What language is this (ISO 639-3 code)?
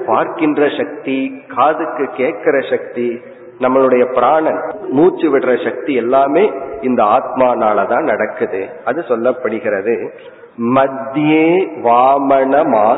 tam